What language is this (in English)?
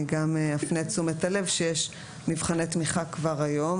Hebrew